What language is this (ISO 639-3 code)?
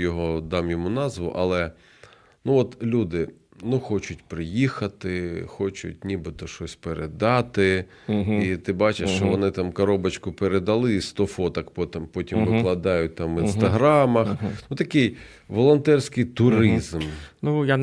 ukr